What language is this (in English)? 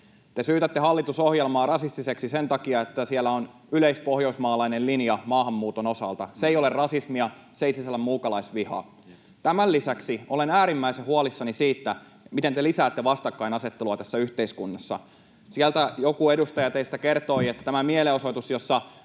Finnish